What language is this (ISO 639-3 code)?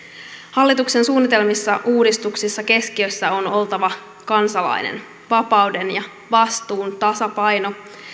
fin